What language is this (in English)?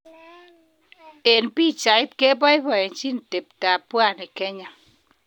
Kalenjin